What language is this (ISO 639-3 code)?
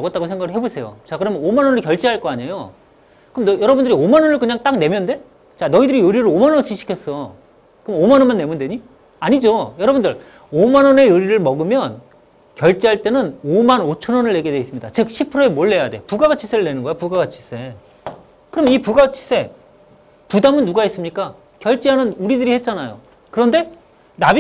kor